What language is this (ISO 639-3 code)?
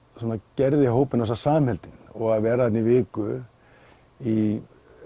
isl